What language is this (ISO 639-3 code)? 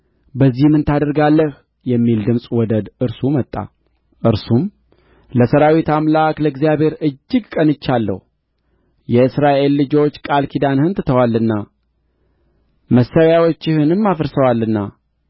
amh